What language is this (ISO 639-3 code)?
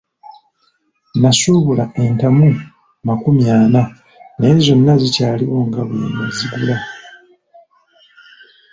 lug